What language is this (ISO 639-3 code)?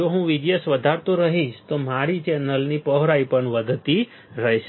guj